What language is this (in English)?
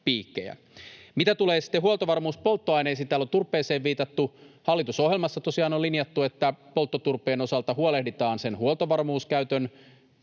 Finnish